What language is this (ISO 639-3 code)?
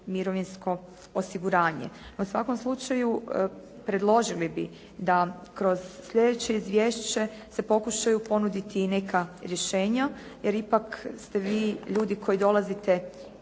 hrv